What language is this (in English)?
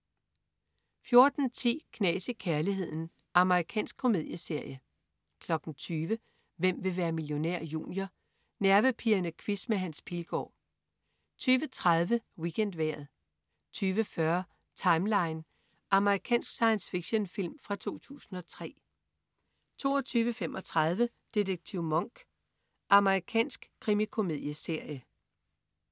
Danish